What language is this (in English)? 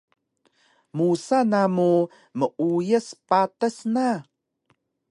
Taroko